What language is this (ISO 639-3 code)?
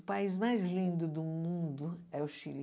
por